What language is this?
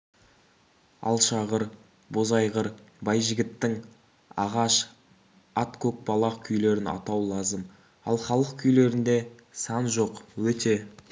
Kazakh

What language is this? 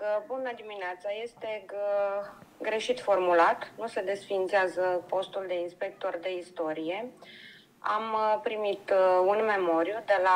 Romanian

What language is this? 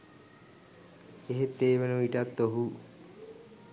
Sinhala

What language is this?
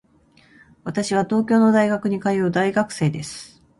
Japanese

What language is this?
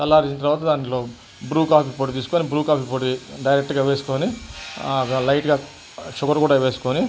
Telugu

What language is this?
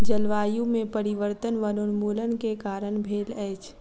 Maithili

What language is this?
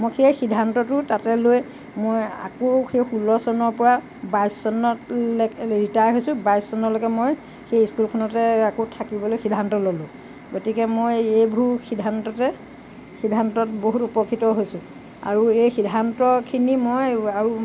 Assamese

